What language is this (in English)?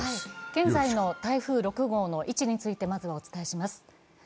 Japanese